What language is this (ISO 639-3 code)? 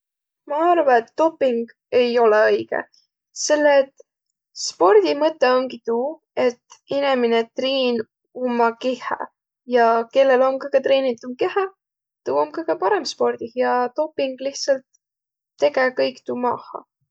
vro